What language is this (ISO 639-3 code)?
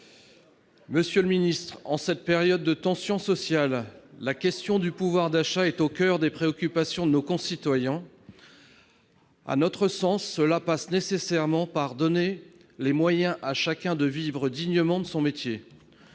fra